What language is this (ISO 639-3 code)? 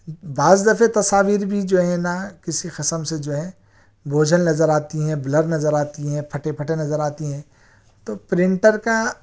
urd